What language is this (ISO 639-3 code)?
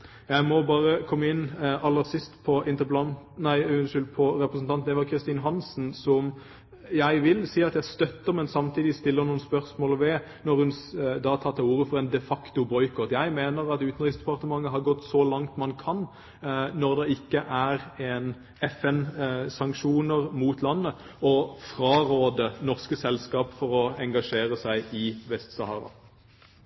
nob